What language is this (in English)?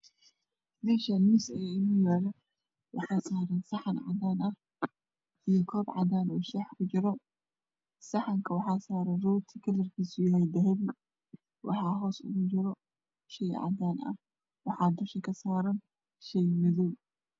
Somali